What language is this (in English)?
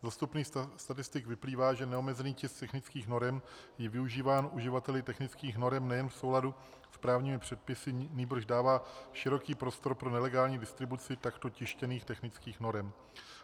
Czech